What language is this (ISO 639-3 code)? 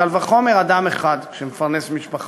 heb